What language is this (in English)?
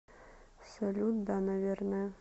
Russian